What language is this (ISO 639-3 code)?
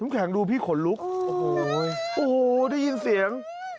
tha